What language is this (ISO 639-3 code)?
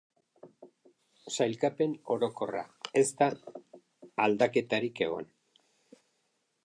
eus